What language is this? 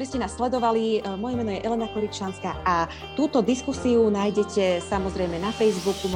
Slovak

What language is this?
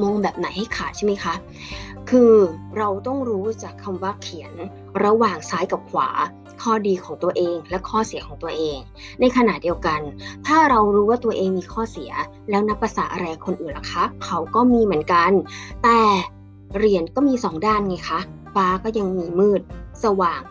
Thai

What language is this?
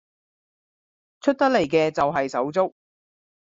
Cantonese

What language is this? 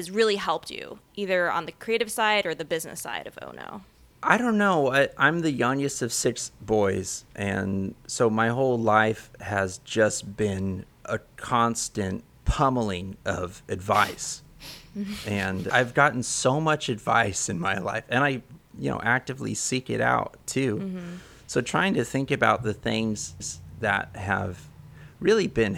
English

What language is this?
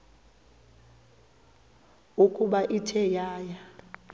Xhosa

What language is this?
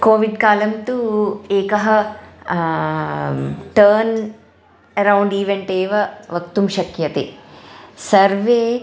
Sanskrit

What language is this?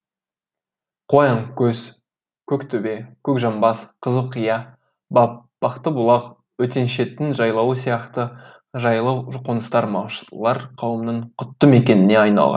Kazakh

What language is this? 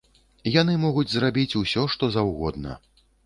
Belarusian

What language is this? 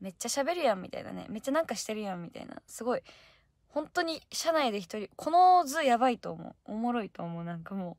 Japanese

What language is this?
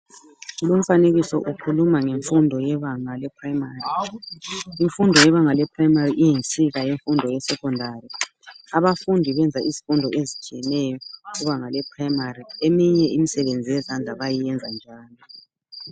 North Ndebele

